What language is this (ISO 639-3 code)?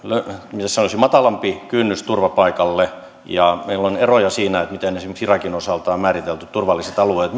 fin